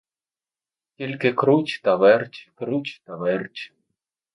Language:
Ukrainian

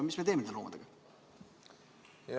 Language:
Estonian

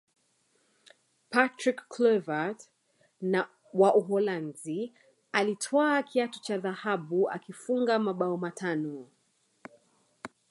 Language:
Swahili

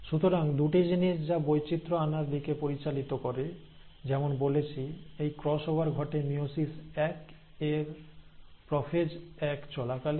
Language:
Bangla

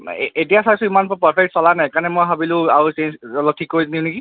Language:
Assamese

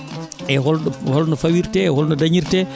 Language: Fula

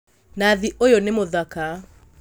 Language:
Kikuyu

